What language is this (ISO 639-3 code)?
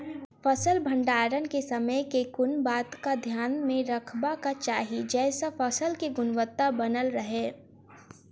mai